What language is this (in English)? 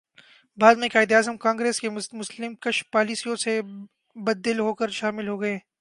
Urdu